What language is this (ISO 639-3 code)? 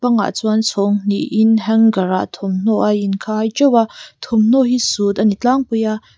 lus